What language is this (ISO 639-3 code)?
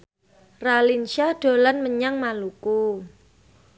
jav